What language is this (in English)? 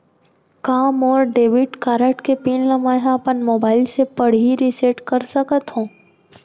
Chhattisgarhi